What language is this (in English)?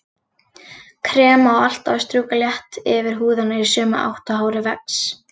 Icelandic